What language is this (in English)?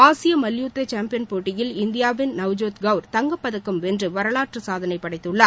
Tamil